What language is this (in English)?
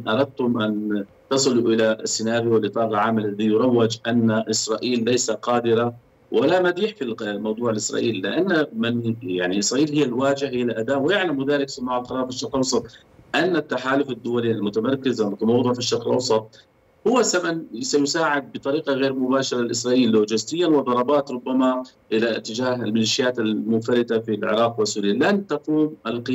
Arabic